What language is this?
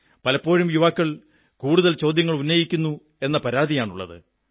Malayalam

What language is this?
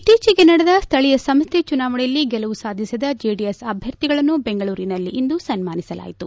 Kannada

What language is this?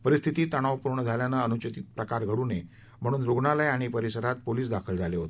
Marathi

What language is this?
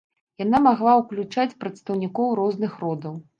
Belarusian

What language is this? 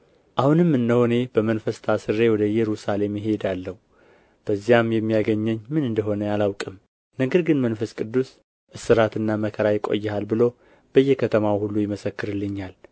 Amharic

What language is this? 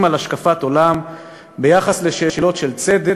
Hebrew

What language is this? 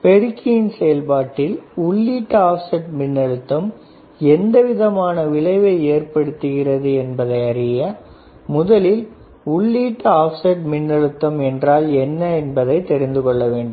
Tamil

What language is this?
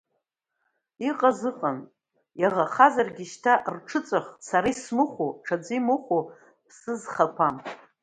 Abkhazian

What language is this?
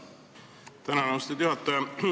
Estonian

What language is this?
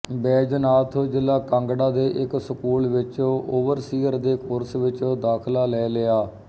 Punjabi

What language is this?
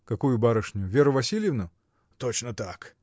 Russian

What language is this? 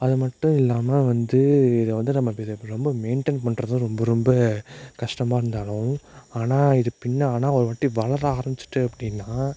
Tamil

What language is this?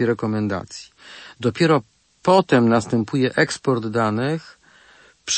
Polish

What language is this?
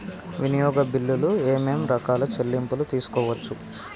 Telugu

